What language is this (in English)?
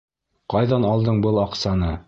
Bashkir